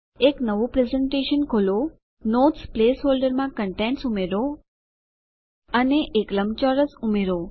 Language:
Gujarati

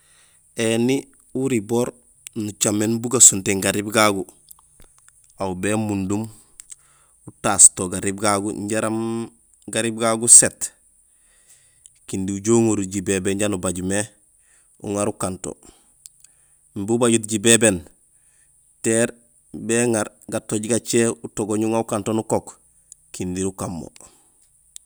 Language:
Gusilay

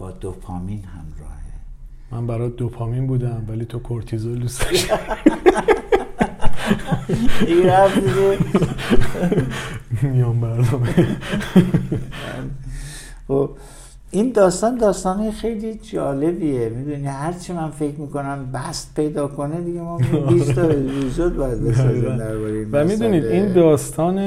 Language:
Persian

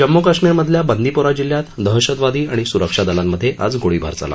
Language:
Marathi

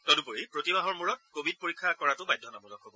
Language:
Assamese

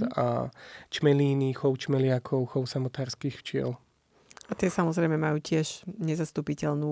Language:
Slovak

